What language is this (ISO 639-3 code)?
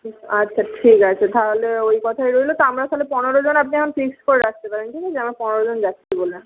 ben